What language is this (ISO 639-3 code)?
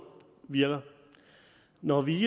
dan